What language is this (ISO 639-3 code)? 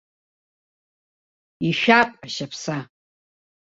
abk